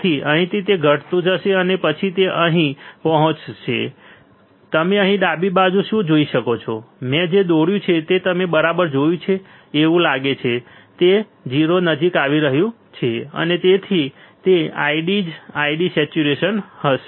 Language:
Gujarati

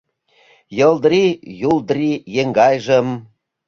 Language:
Mari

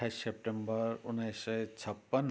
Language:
Nepali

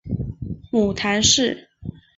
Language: Chinese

